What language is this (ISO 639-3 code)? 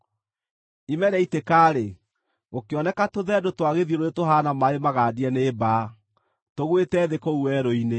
kik